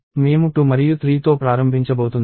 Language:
Telugu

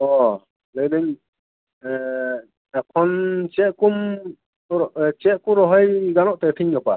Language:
Santali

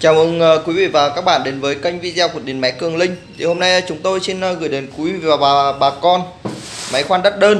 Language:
Vietnamese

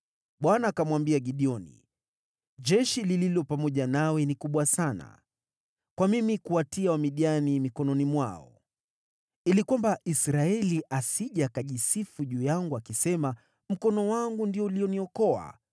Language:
Swahili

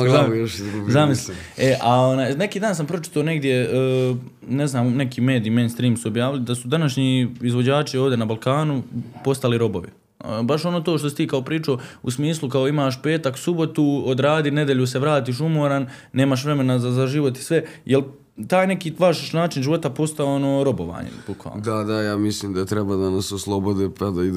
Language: Croatian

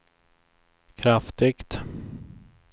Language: Swedish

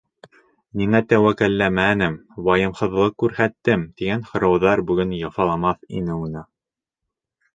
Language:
Bashkir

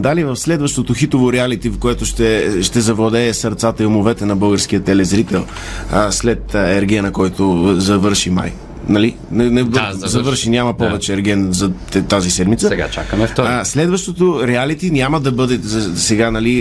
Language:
Bulgarian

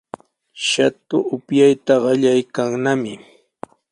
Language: Sihuas Ancash Quechua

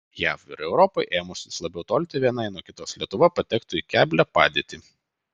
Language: Lithuanian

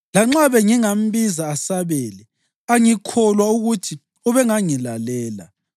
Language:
North Ndebele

